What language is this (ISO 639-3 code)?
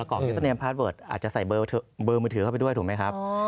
tha